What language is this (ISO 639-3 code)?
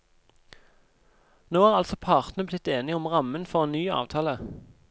nor